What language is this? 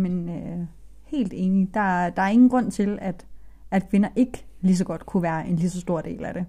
Danish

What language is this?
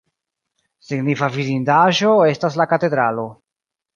Esperanto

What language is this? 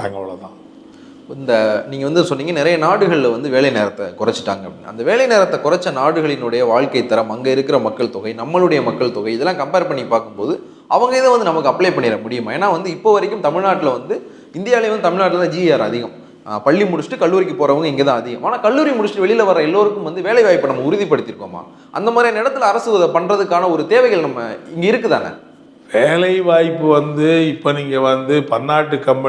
Japanese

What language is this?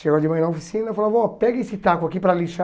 Portuguese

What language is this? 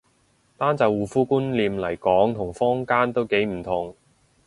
Cantonese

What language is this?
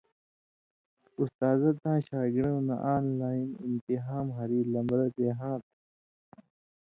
Indus Kohistani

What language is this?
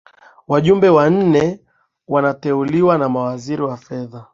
Swahili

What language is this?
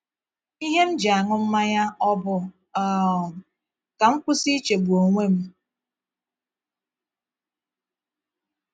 Igbo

